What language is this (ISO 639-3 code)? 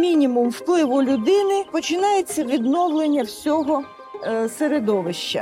ukr